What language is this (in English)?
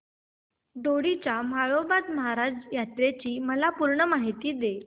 Marathi